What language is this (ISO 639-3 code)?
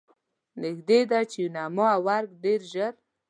pus